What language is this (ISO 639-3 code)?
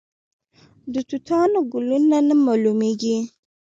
pus